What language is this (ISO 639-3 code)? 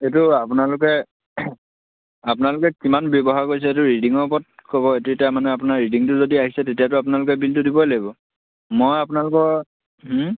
asm